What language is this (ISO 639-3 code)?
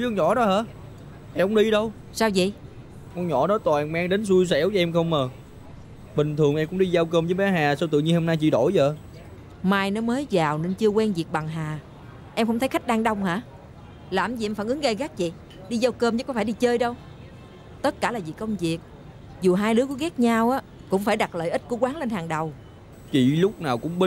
vie